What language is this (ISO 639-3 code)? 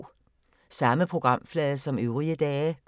dan